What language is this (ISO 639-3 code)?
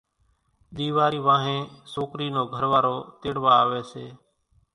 gjk